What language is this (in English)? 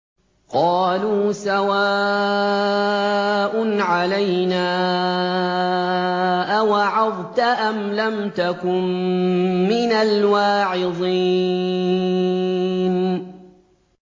Arabic